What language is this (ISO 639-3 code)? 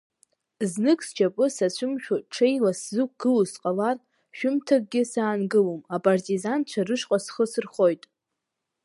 abk